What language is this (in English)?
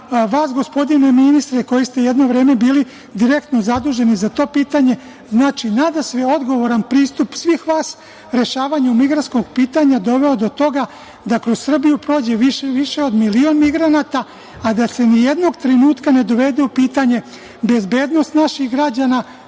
Serbian